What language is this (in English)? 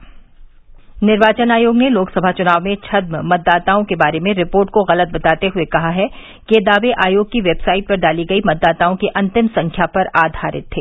Hindi